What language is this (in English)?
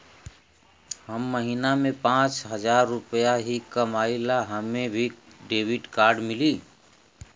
Bhojpuri